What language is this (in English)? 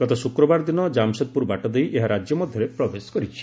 Odia